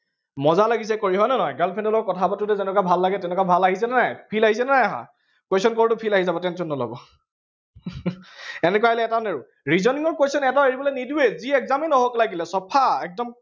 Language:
Assamese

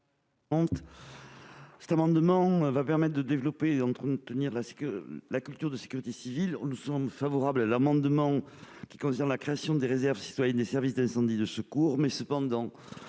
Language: French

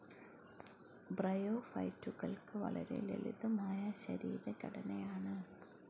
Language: Malayalam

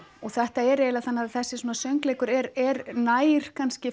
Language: Icelandic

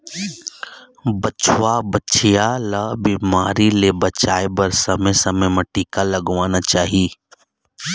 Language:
Chhattisgarhi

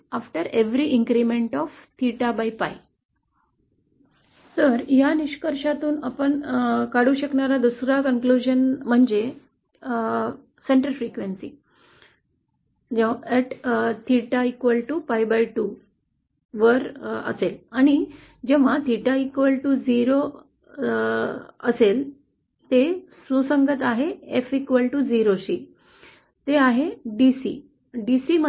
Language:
Marathi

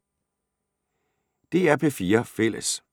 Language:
Danish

